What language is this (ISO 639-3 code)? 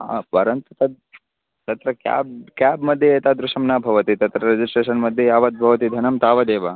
san